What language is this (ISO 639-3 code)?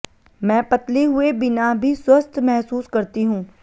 hin